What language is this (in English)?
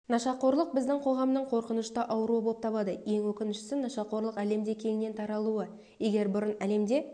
Kazakh